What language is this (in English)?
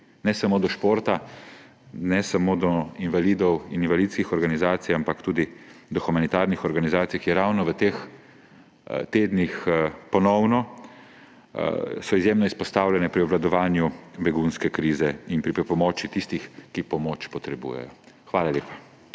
Slovenian